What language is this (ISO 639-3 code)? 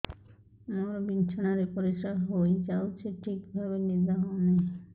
ori